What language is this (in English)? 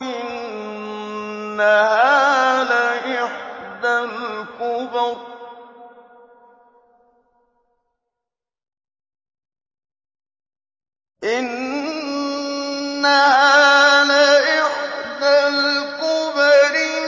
Arabic